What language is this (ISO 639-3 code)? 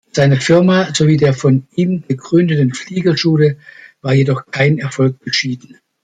deu